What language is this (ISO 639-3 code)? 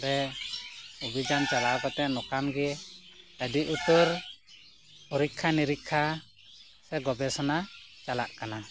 sat